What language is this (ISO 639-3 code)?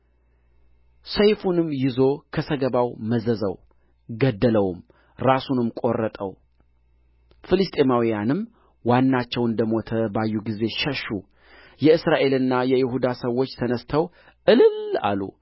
amh